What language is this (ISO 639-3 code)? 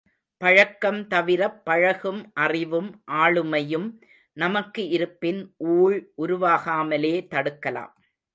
tam